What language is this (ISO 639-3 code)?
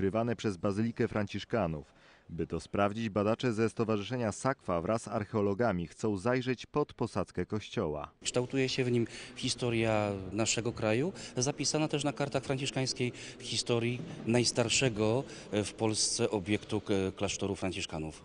pol